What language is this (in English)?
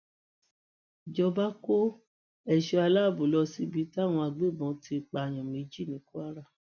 Yoruba